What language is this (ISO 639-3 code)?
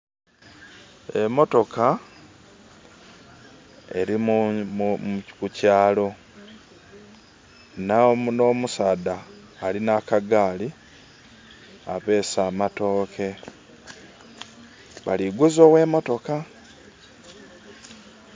xog